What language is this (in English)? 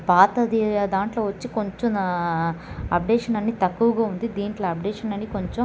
Telugu